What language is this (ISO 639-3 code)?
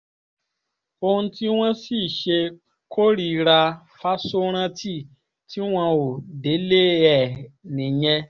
yor